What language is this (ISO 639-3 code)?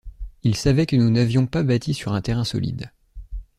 fra